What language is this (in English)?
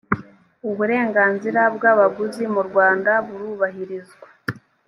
Kinyarwanda